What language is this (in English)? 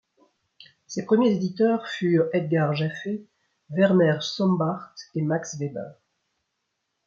French